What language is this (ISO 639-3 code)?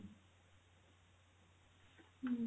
ori